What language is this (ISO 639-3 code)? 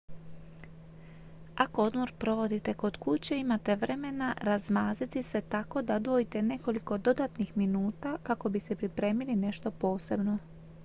hrv